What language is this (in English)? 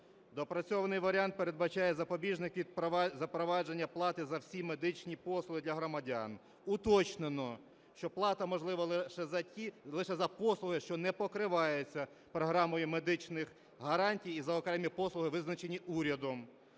Ukrainian